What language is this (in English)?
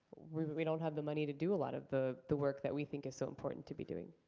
English